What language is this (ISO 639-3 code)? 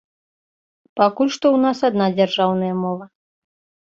bel